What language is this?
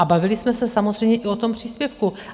Czech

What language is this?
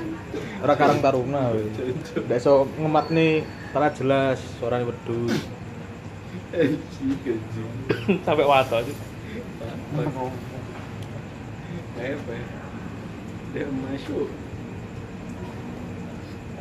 Indonesian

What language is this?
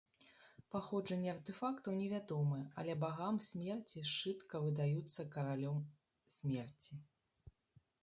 Belarusian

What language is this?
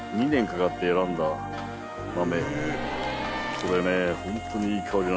Japanese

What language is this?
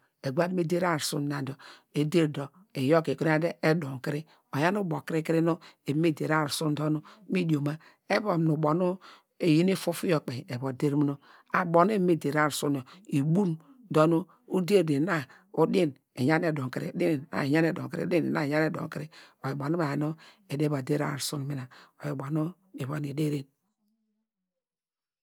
Degema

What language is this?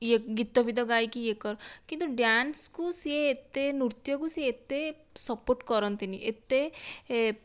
Odia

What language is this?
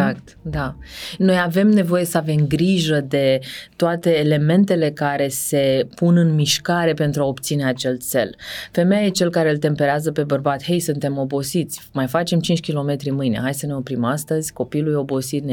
Romanian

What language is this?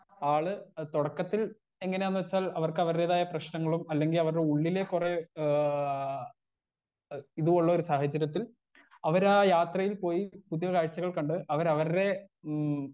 Malayalam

